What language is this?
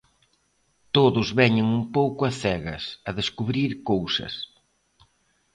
Galician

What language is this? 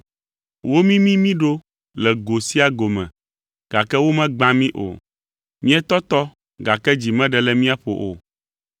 Ewe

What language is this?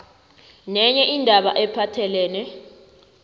South Ndebele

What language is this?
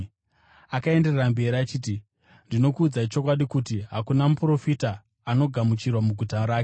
Shona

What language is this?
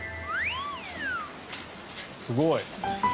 Japanese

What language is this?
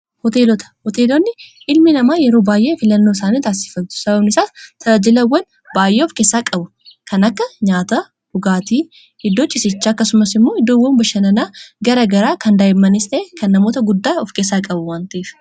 Oromo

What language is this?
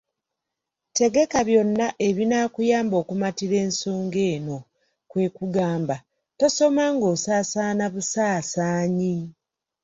Ganda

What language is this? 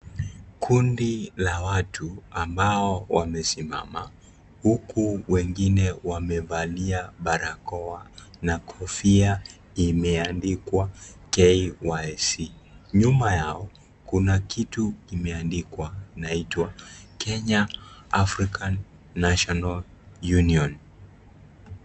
Swahili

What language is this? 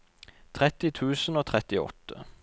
Norwegian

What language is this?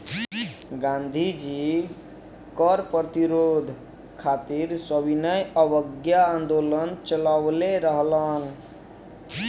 Bhojpuri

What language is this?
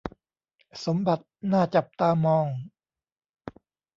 Thai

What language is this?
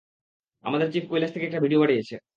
Bangla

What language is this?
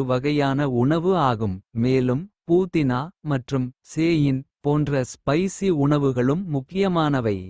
Kota (India)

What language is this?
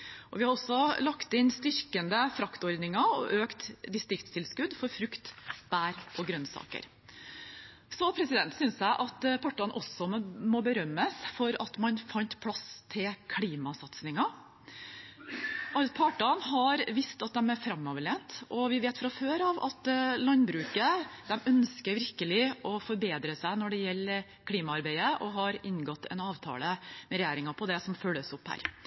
Norwegian Bokmål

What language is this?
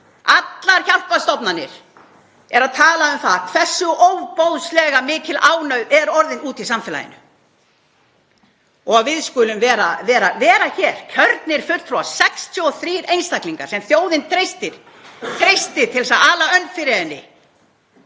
Icelandic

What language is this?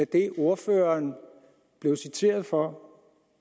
Danish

